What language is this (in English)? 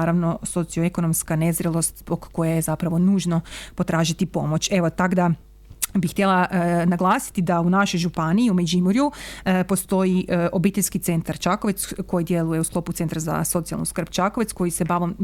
Croatian